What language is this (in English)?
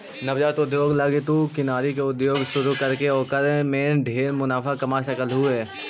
Magahi